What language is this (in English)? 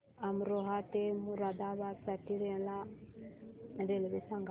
Marathi